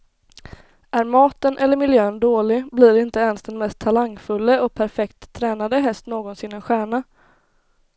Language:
Swedish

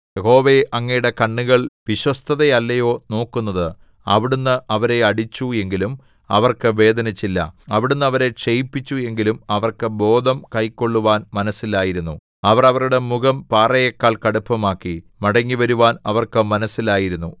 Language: Malayalam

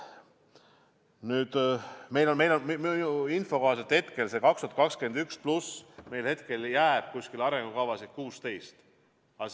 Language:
Estonian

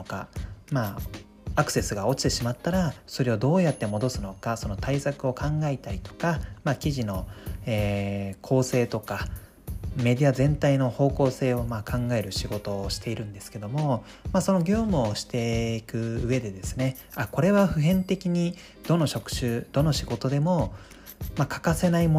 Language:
Japanese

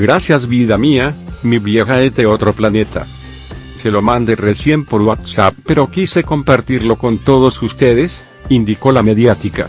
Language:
Spanish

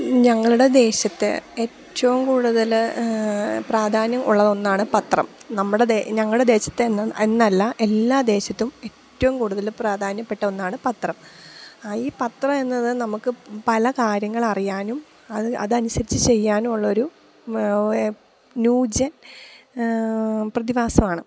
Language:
Malayalam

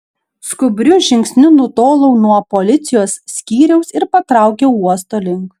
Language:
Lithuanian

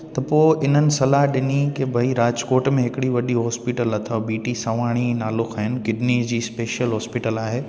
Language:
Sindhi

